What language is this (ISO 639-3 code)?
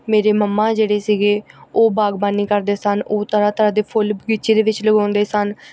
pan